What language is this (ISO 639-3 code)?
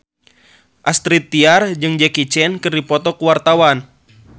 sun